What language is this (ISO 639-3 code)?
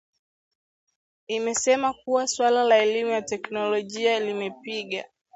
swa